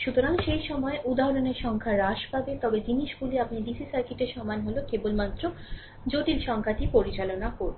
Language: Bangla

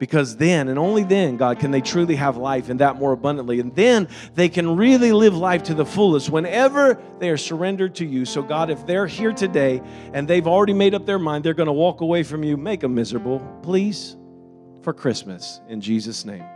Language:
English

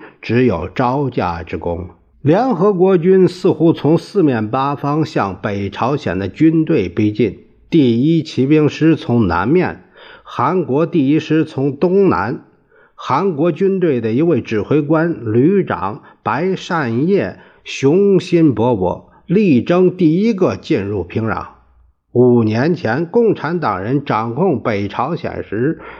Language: Chinese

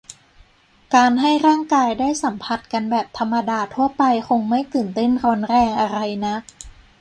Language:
Thai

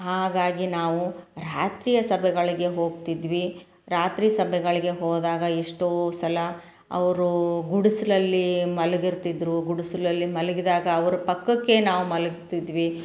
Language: Kannada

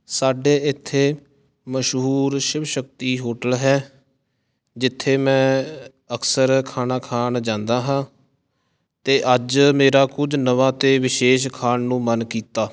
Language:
Punjabi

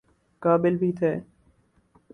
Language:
Urdu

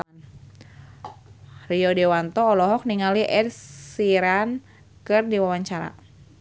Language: Sundanese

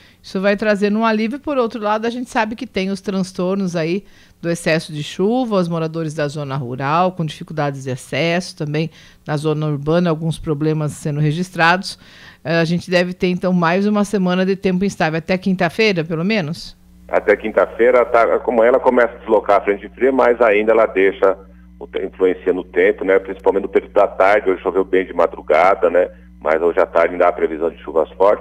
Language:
Portuguese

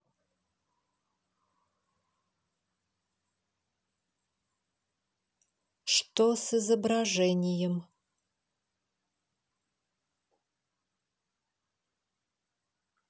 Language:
Russian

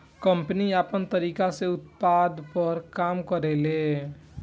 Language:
Bhojpuri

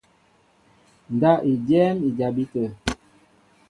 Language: Mbo (Cameroon)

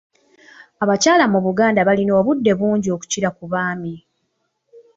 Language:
Ganda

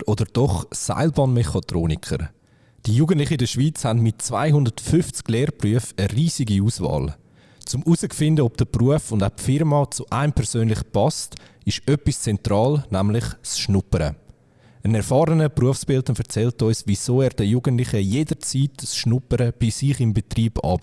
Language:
German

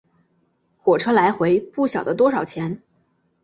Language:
Chinese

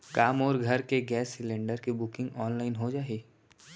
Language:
Chhattisgarhi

